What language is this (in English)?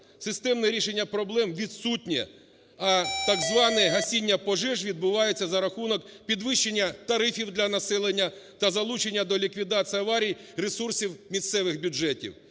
Ukrainian